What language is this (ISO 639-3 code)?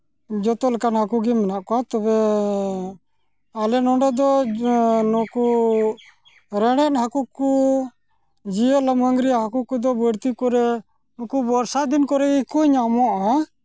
sat